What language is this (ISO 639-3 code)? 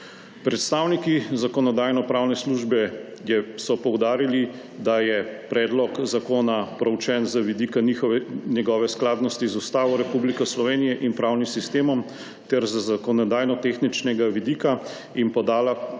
slv